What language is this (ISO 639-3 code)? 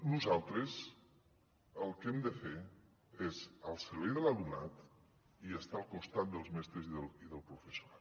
cat